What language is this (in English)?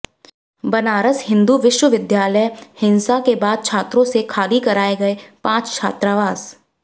Hindi